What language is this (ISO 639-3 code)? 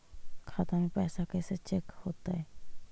mag